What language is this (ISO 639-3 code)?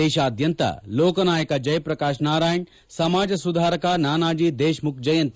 kan